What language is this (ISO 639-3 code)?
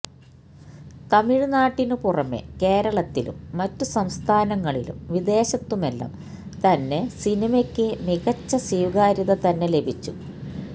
mal